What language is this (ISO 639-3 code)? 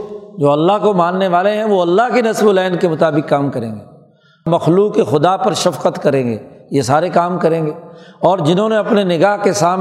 urd